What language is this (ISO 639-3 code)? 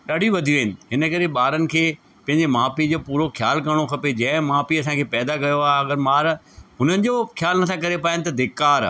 snd